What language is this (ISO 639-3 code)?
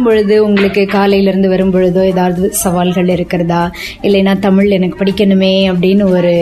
tam